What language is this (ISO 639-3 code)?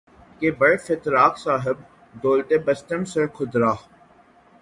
urd